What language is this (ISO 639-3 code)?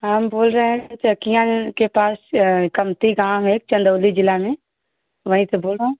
hin